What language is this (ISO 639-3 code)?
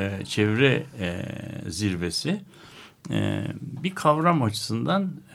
tur